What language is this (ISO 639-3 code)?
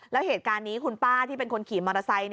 tha